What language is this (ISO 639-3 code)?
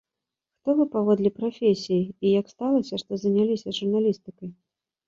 bel